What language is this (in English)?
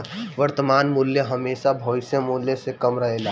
Bhojpuri